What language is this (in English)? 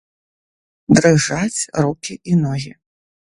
Belarusian